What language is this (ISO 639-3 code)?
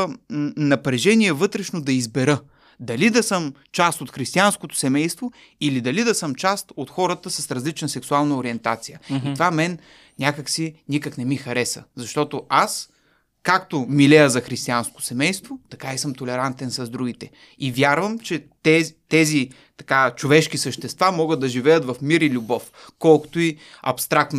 bul